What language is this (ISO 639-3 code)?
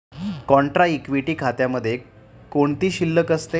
mar